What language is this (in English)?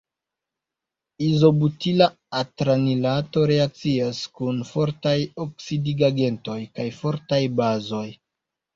Esperanto